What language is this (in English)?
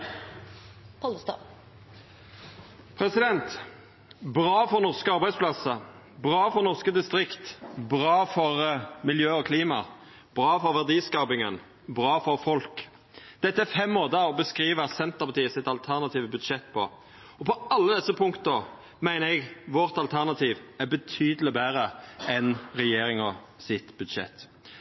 Norwegian